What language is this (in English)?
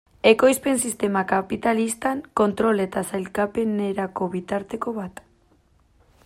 Basque